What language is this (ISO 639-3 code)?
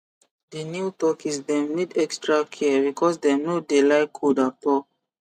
pcm